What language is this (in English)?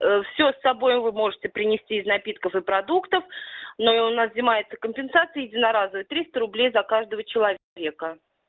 Russian